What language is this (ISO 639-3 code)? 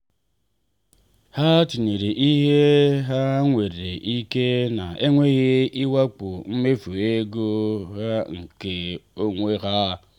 ibo